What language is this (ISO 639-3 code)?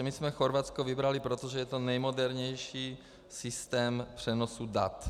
ces